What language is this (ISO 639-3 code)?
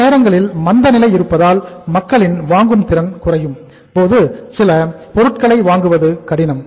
tam